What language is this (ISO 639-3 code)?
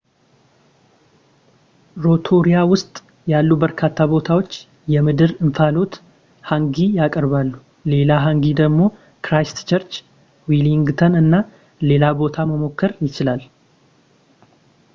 amh